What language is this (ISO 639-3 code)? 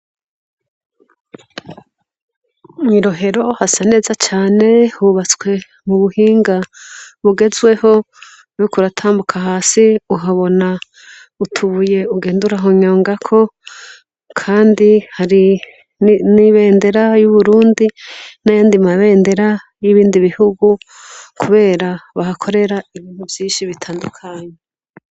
run